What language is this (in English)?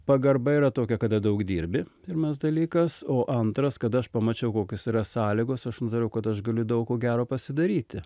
Lithuanian